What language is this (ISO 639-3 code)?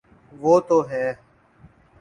urd